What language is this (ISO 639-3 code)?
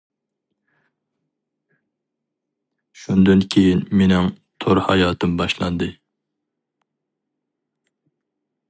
uig